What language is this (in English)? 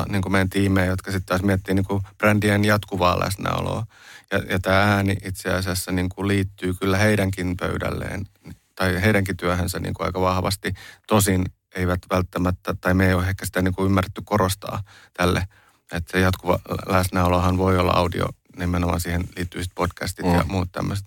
Finnish